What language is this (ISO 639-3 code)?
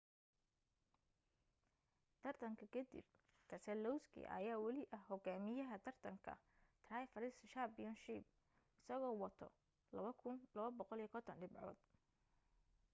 som